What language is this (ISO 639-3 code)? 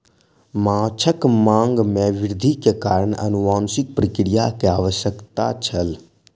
mai